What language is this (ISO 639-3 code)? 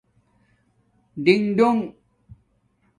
dmk